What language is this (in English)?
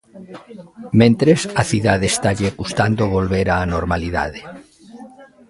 Galician